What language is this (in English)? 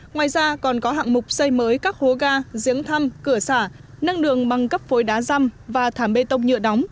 Vietnamese